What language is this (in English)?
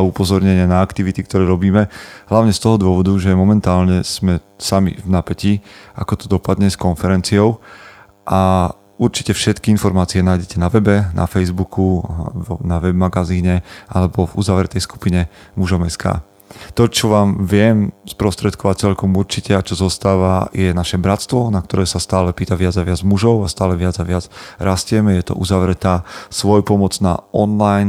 Slovak